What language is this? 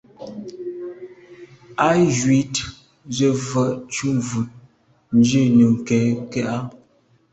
Medumba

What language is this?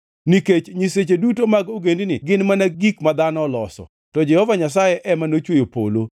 Luo (Kenya and Tanzania)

